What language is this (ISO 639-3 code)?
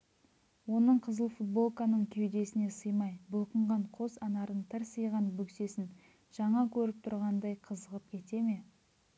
kaz